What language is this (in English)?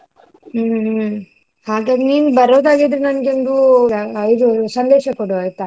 Kannada